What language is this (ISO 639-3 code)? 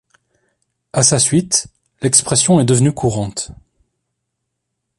fra